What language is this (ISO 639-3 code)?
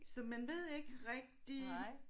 dan